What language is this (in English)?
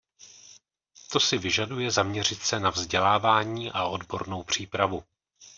Czech